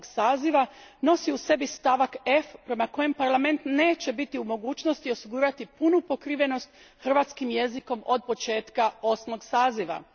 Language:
Croatian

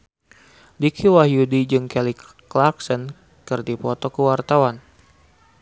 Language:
Sundanese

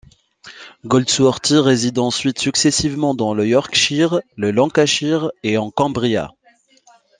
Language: French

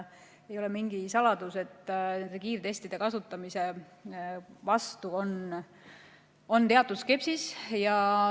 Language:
Estonian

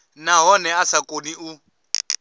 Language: Venda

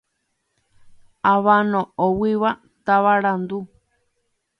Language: Guarani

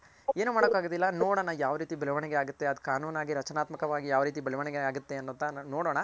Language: Kannada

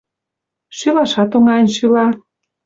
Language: Mari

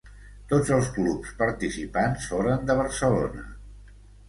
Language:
Catalan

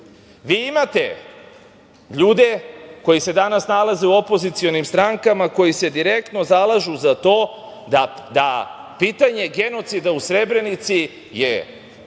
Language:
Serbian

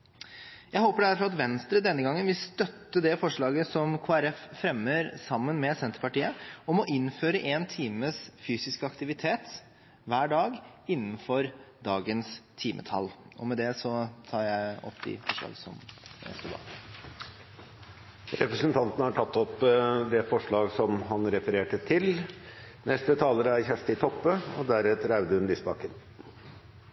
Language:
Norwegian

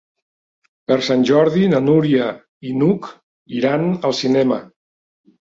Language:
Catalan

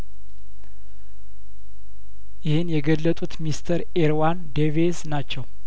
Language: Amharic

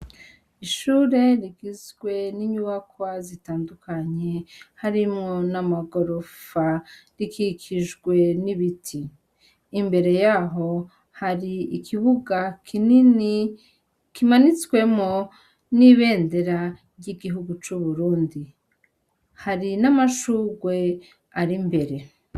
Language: Rundi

